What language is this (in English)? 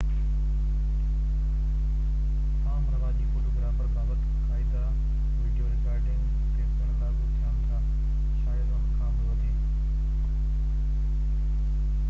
Sindhi